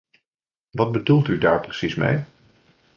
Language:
Dutch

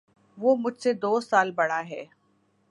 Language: Urdu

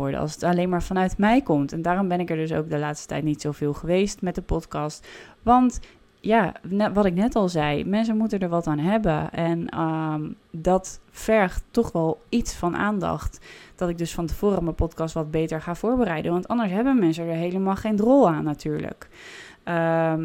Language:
Dutch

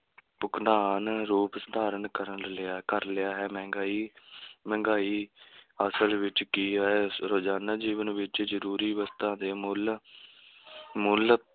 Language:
Punjabi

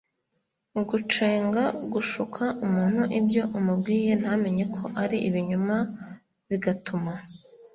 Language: Kinyarwanda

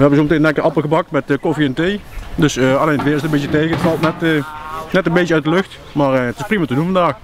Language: Dutch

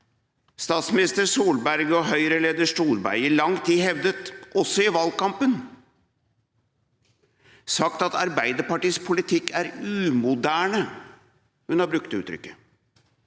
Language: Norwegian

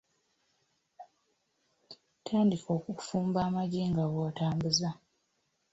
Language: Ganda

